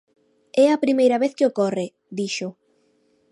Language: Galician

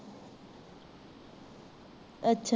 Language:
Punjabi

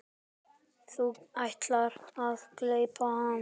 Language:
Icelandic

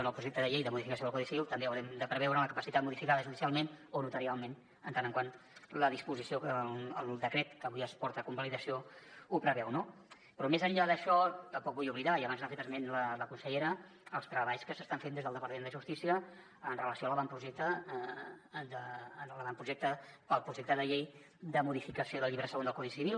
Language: Catalan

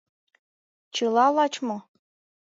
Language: Mari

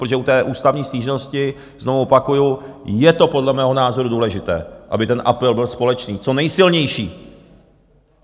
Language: Czech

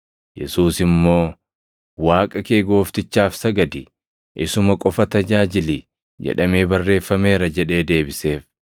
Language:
Oromo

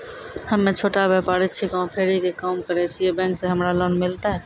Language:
Maithili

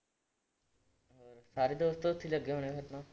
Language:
Punjabi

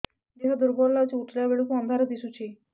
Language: Odia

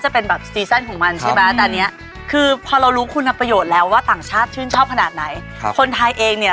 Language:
Thai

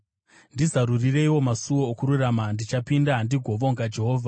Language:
Shona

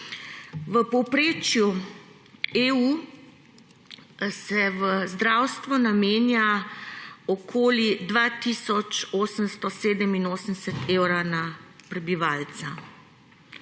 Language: Slovenian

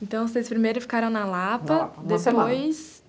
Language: Portuguese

